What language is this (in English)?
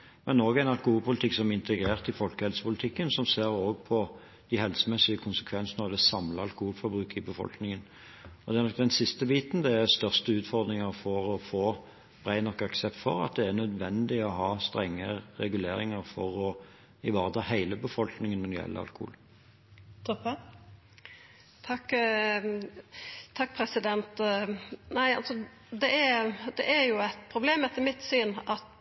Norwegian